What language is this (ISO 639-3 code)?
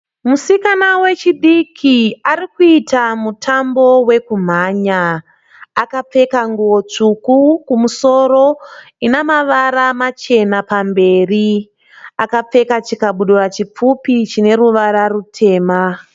sna